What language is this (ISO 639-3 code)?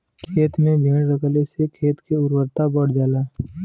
bho